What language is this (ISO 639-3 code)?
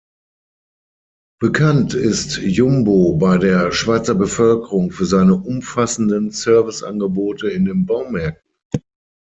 deu